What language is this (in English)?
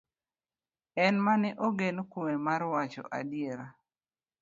Luo (Kenya and Tanzania)